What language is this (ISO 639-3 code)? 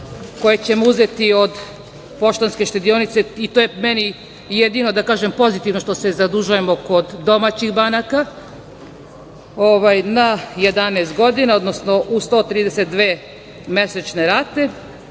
srp